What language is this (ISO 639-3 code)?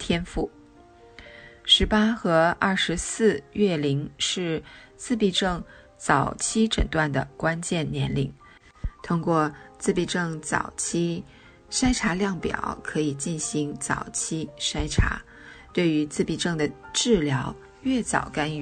zho